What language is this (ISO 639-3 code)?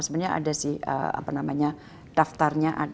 ind